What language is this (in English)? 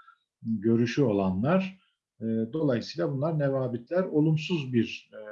Turkish